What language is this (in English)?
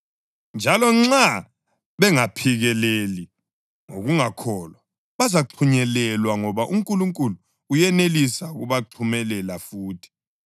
North Ndebele